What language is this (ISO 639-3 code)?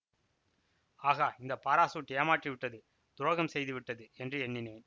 tam